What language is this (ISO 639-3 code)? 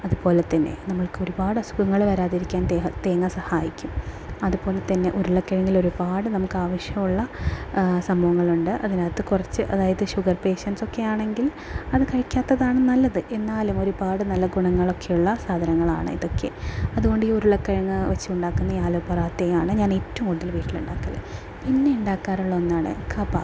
mal